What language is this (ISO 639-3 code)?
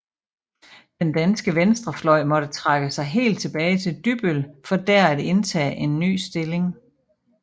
dan